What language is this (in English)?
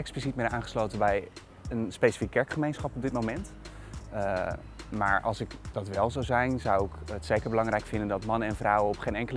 Dutch